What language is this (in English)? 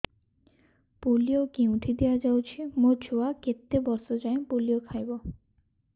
Odia